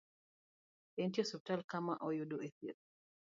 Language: Luo (Kenya and Tanzania)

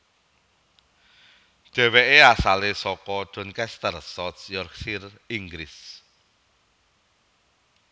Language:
Javanese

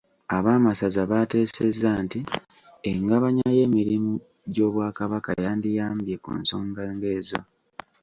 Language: Ganda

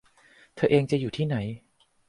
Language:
Thai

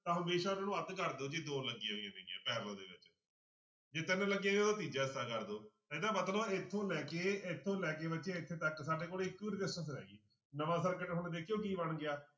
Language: Punjabi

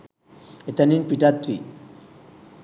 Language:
Sinhala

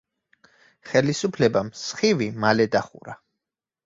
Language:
Georgian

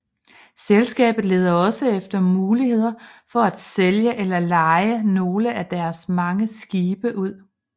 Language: Danish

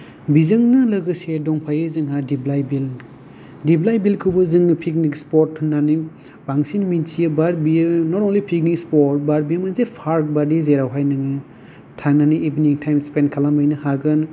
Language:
Bodo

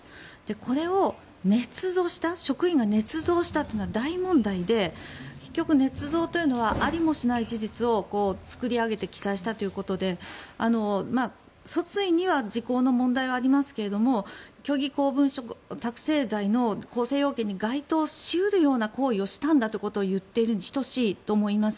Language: Japanese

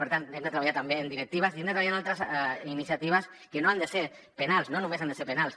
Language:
Catalan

